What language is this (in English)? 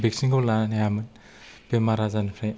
Bodo